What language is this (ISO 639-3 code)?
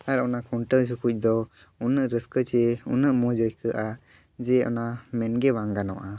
sat